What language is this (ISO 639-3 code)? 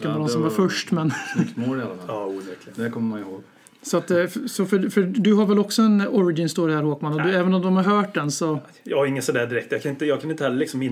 swe